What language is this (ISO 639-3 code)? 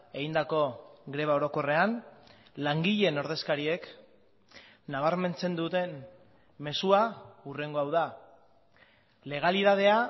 eus